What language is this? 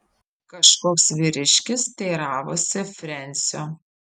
Lithuanian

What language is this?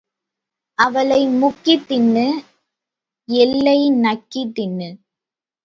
Tamil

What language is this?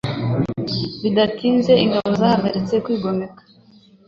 Kinyarwanda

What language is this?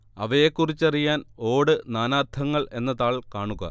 Malayalam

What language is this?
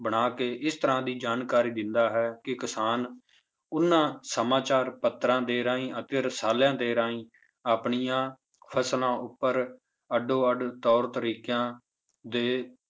Punjabi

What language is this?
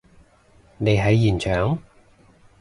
Cantonese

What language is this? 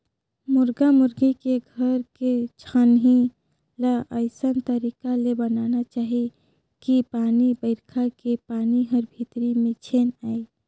Chhattisgarhi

